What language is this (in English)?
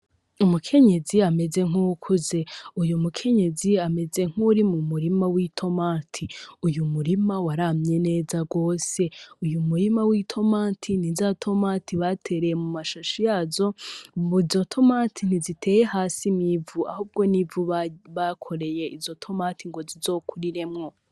Rundi